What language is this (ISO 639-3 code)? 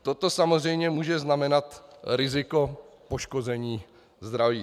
ces